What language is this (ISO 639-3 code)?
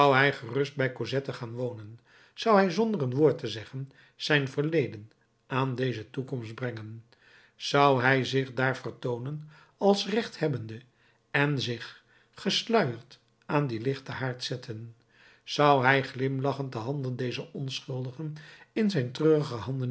nld